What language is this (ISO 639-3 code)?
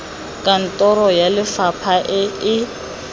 tsn